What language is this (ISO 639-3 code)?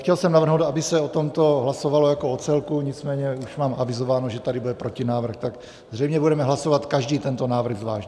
ces